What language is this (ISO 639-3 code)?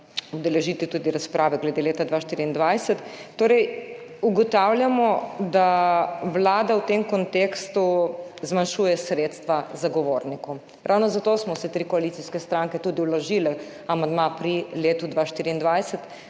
slv